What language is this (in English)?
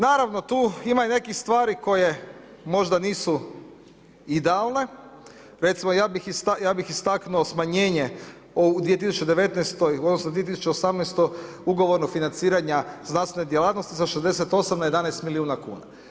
Croatian